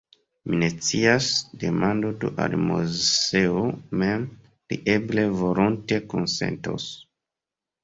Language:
Esperanto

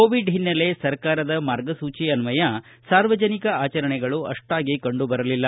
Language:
Kannada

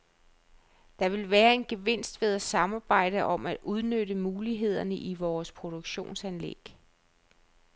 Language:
Danish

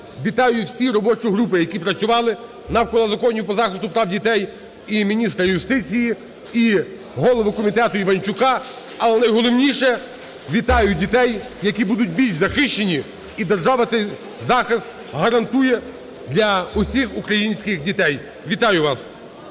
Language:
Ukrainian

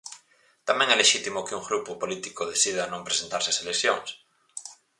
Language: Galician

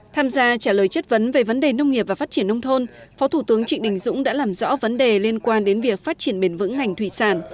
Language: Vietnamese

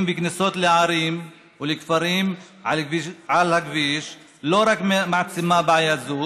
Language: Hebrew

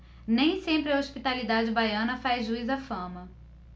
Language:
Portuguese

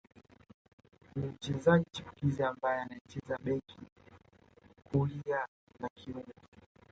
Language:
Swahili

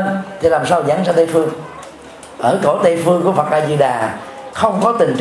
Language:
Vietnamese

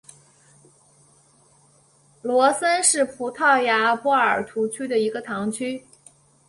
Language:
Chinese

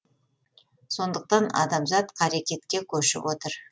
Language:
Kazakh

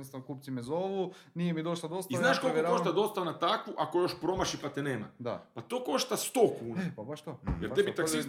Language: Croatian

